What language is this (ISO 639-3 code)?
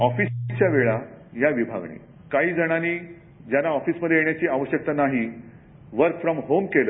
mar